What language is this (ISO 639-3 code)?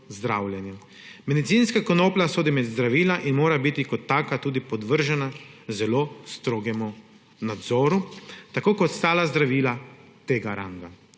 slv